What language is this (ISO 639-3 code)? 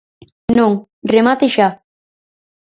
glg